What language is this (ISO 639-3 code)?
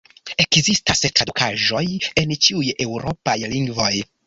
epo